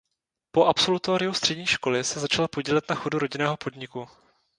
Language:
Czech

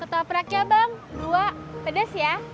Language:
Indonesian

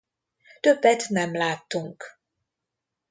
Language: Hungarian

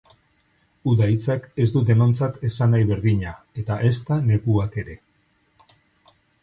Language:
Basque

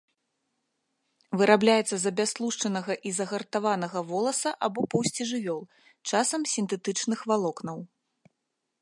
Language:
Belarusian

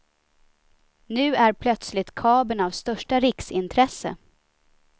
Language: Swedish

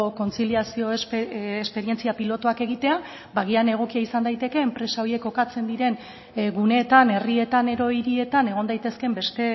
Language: Basque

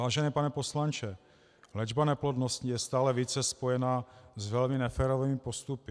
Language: Czech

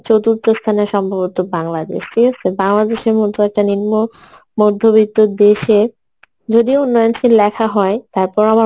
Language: Bangla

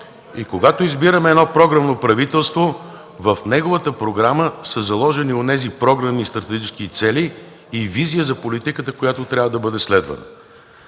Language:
Bulgarian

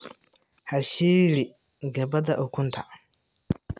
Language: Somali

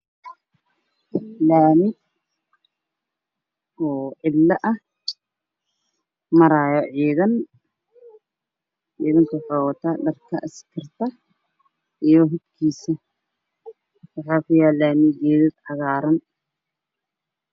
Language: Somali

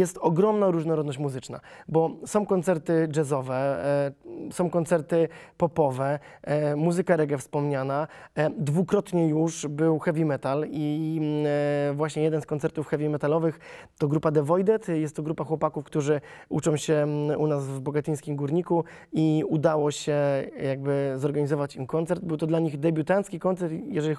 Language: Polish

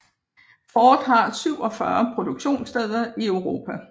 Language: Danish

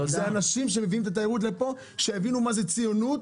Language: Hebrew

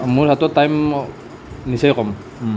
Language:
Assamese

